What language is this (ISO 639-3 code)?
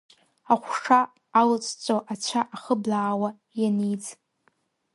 abk